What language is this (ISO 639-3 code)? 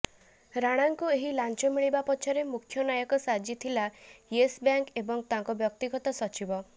ori